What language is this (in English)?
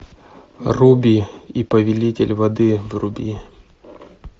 Russian